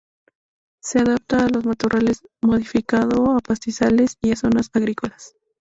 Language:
Spanish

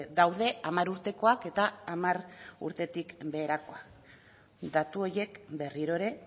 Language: Basque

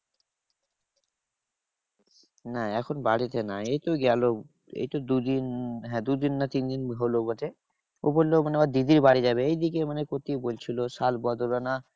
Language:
Bangla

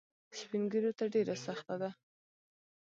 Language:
Pashto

